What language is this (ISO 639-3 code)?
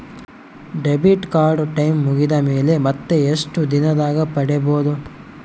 kan